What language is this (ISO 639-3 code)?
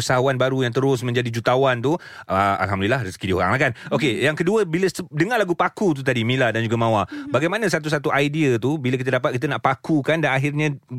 msa